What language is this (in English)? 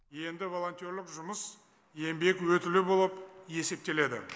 Kazakh